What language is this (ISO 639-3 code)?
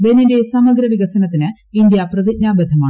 mal